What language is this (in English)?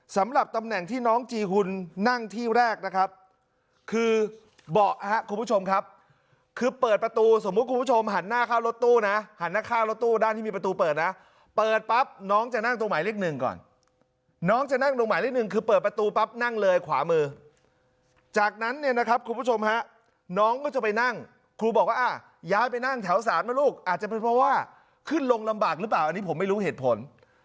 Thai